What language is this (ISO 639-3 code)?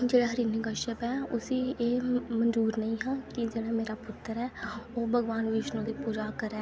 doi